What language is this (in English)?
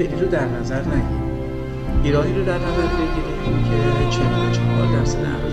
Persian